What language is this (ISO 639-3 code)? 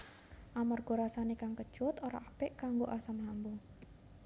jav